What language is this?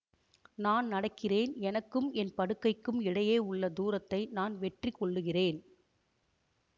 Tamil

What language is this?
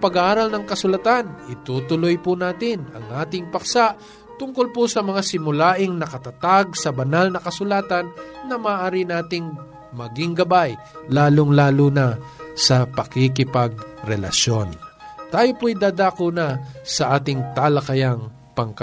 Filipino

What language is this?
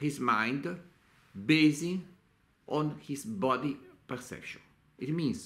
Italian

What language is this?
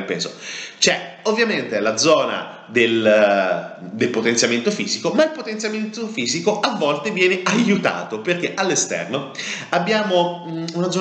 Italian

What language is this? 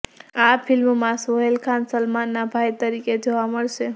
Gujarati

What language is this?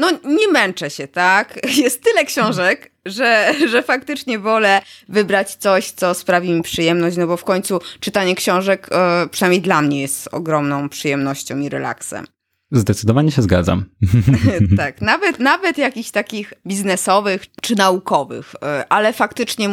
Polish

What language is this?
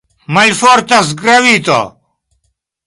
Esperanto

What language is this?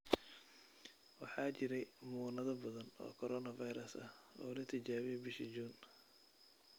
Somali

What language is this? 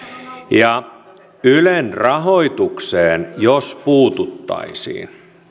Finnish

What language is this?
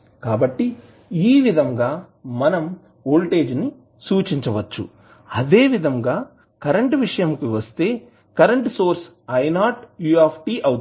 Telugu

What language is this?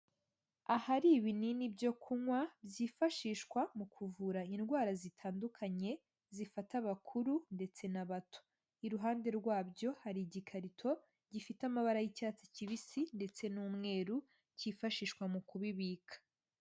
Kinyarwanda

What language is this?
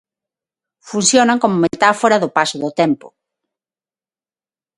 Galician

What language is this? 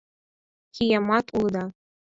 Mari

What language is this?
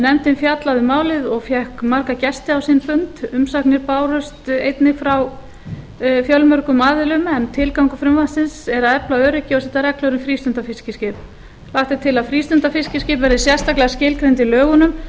Icelandic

